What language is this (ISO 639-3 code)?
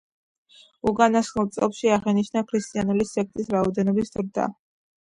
kat